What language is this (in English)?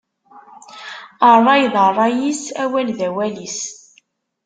Kabyle